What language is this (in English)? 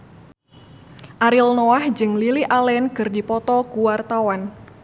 Sundanese